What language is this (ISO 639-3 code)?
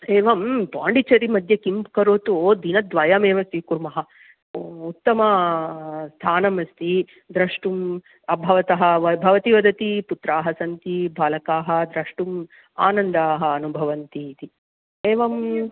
san